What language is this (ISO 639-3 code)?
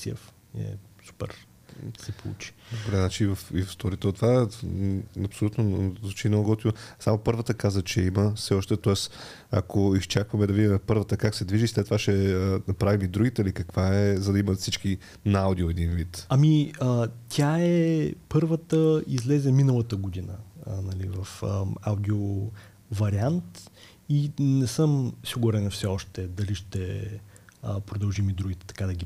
bul